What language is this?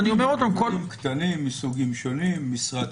Hebrew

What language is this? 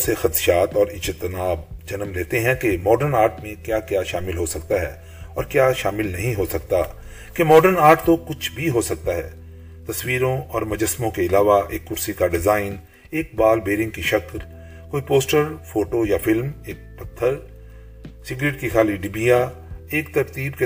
Urdu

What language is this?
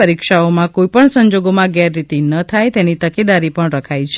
Gujarati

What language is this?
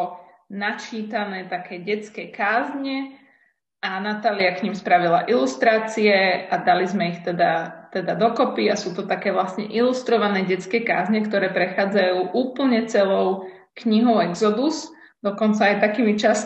Slovak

